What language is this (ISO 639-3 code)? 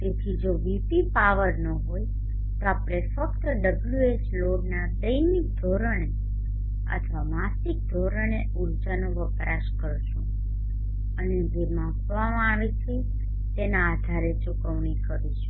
guj